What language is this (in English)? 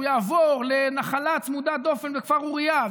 Hebrew